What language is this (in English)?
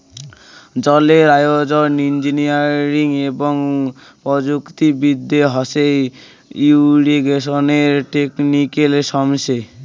Bangla